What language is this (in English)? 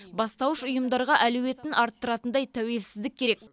Kazakh